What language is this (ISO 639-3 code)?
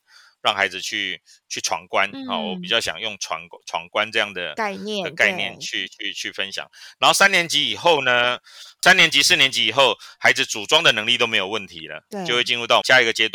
zho